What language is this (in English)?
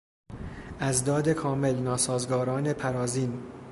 Persian